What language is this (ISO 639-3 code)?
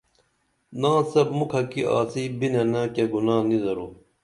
dml